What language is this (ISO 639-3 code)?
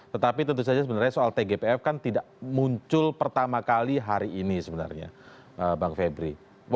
ind